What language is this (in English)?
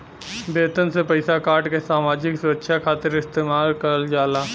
Bhojpuri